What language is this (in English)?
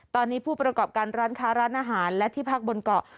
Thai